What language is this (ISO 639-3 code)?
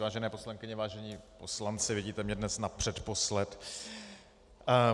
ces